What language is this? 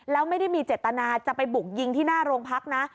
Thai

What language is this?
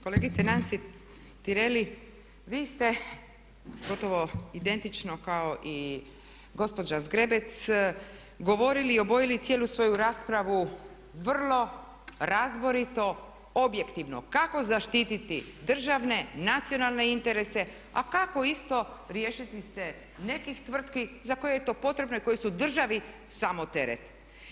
Croatian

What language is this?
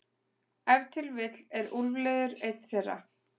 Icelandic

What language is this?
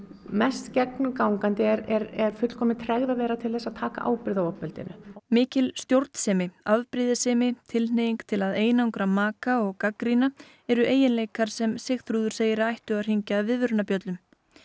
Icelandic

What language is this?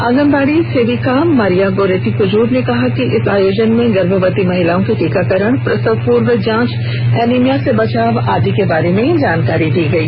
Hindi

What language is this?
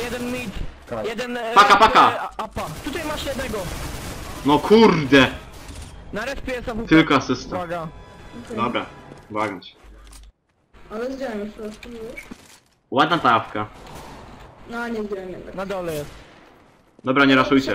Polish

